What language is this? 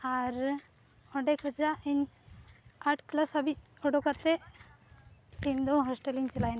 Santali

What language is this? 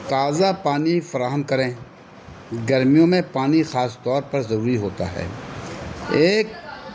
Urdu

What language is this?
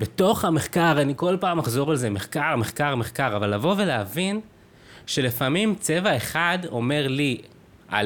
Hebrew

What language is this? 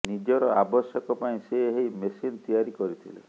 Odia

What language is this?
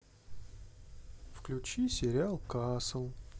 Russian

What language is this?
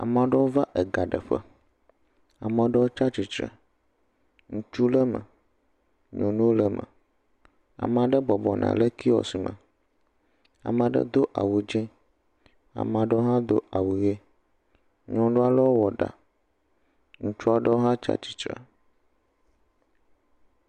Ewe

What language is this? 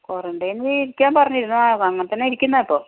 Malayalam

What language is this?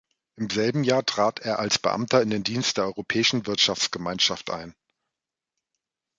German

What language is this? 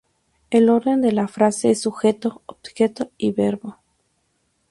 Spanish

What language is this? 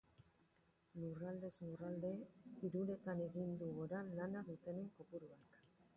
Basque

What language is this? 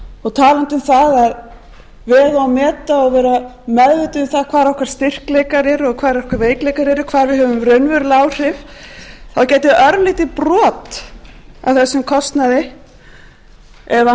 Icelandic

